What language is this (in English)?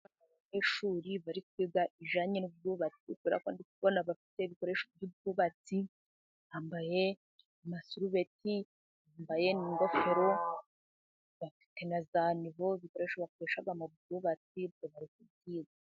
Kinyarwanda